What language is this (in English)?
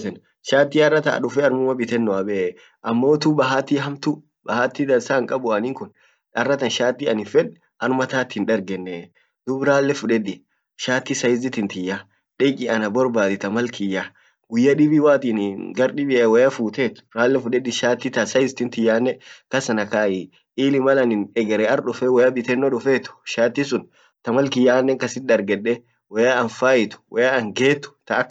Orma